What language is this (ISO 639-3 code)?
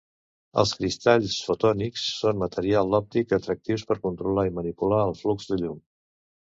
cat